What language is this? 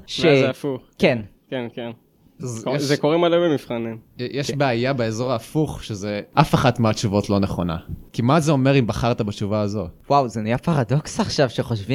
Hebrew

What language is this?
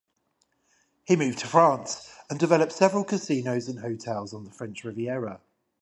English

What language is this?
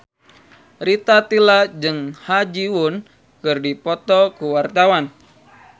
Sundanese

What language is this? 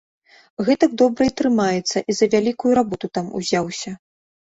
Belarusian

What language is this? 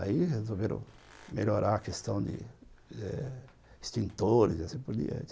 Portuguese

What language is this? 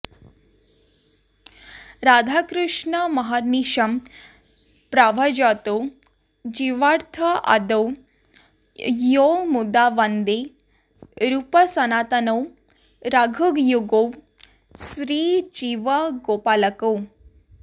Sanskrit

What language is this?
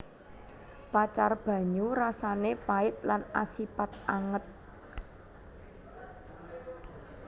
Javanese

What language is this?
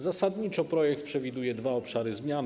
Polish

